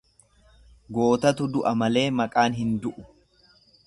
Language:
Oromo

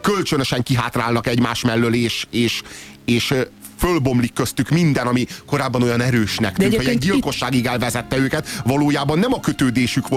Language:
Hungarian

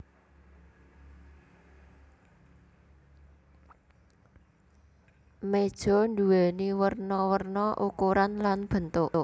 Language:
Javanese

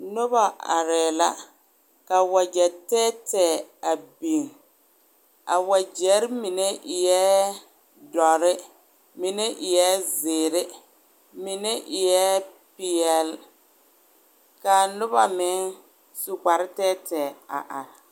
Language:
Southern Dagaare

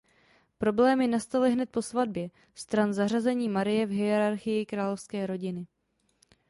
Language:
Czech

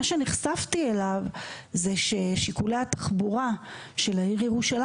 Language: Hebrew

